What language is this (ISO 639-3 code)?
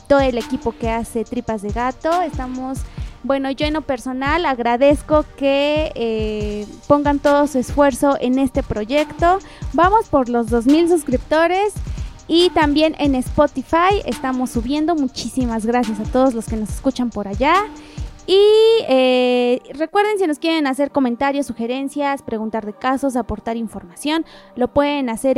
spa